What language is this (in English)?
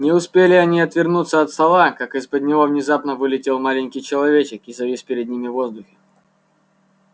Russian